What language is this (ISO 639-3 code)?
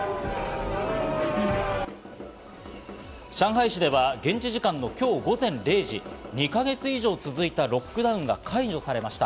jpn